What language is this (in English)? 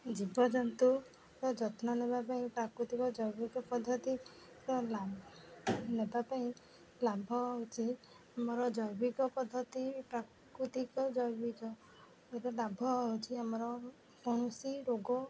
Odia